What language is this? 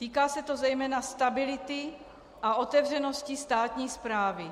Czech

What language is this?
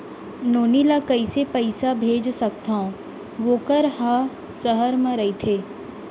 Chhattisgarhi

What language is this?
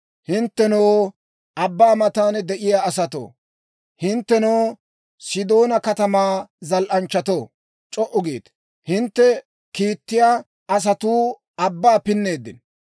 Dawro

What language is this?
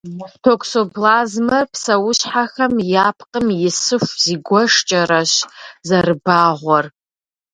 Kabardian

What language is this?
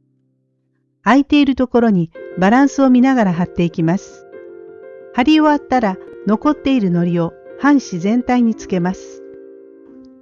Japanese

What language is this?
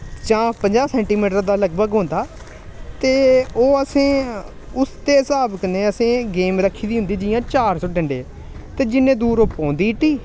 Dogri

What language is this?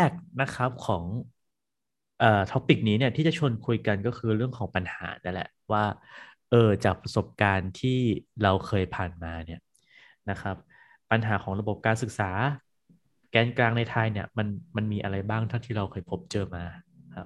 Thai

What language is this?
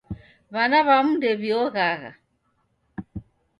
Taita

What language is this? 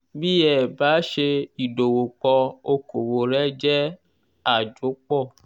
Yoruba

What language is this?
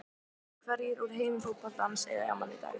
Icelandic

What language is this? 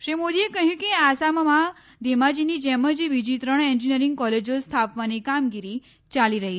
Gujarati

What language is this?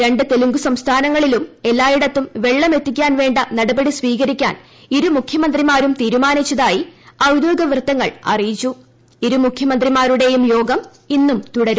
Malayalam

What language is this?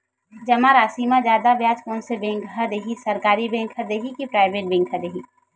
Chhattisgarhi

